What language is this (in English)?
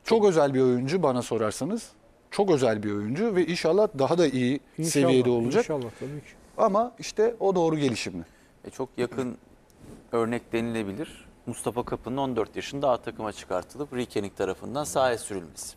Turkish